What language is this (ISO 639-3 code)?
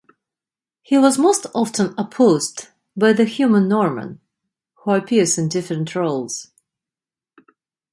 eng